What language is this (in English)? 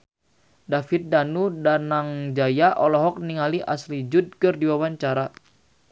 Sundanese